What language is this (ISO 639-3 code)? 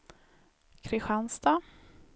swe